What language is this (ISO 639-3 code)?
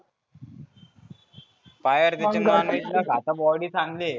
mar